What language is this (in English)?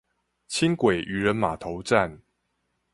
Chinese